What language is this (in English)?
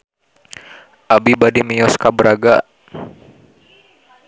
Sundanese